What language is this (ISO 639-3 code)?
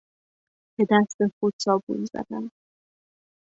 fas